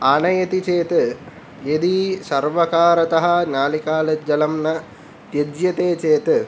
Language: Sanskrit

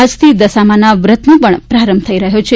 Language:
Gujarati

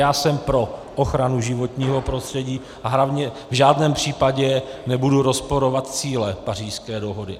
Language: Czech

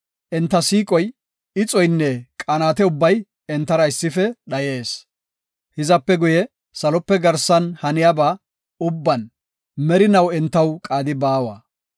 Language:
Gofa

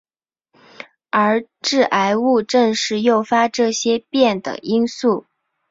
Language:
Chinese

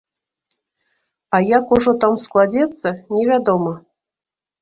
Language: Belarusian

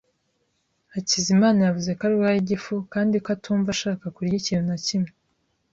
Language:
Kinyarwanda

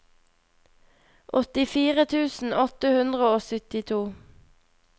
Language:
Norwegian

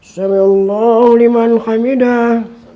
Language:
Indonesian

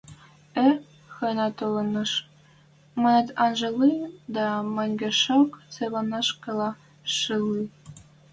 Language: Western Mari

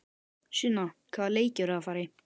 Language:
Icelandic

